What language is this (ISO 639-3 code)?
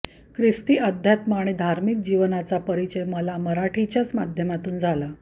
mar